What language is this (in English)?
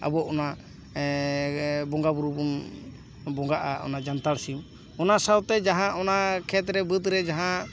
Santali